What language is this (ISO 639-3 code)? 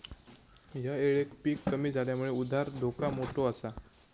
mar